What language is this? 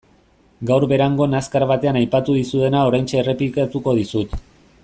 Basque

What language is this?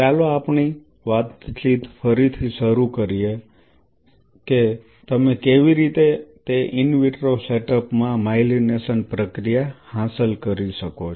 Gujarati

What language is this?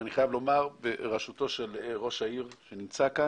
Hebrew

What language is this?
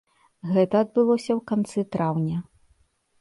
Belarusian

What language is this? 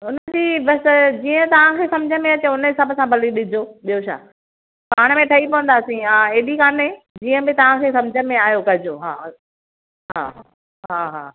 Sindhi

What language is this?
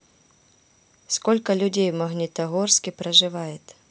Russian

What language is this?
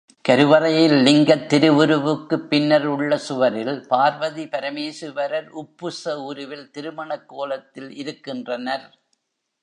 Tamil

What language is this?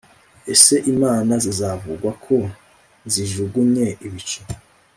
Kinyarwanda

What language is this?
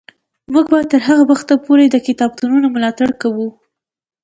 Pashto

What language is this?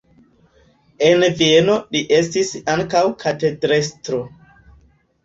Esperanto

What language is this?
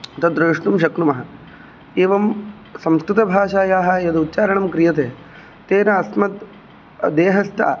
Sanskrit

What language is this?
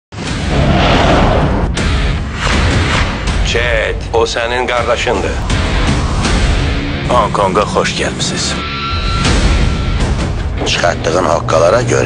Turkish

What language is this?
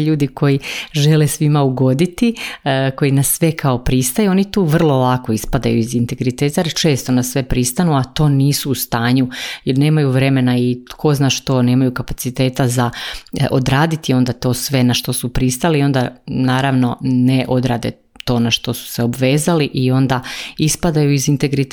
Croatian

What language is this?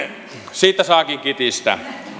Finnish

